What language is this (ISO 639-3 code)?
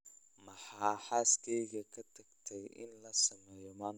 som